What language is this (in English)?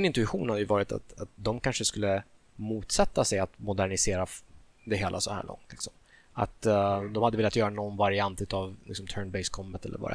Swedish